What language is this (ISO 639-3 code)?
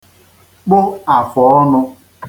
ibo